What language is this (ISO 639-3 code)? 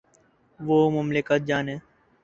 urd